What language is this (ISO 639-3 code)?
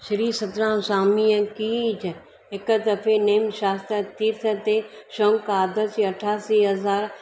snd